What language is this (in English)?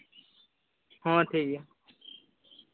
Santali